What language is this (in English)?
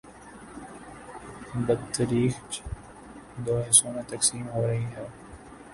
Urdu